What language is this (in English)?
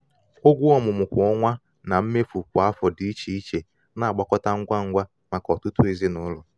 Igbo